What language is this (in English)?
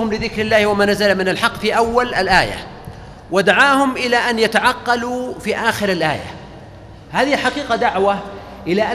Arabic